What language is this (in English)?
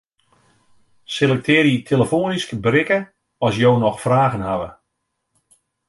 Western Frisian